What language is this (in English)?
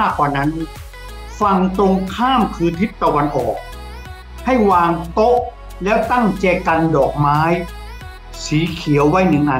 Thai